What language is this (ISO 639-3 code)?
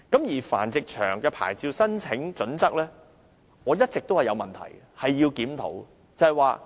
yue